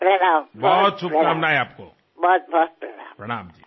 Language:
Telugu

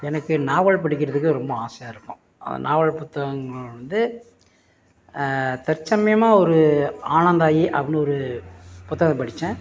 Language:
Tamil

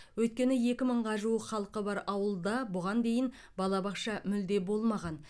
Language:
Kazakh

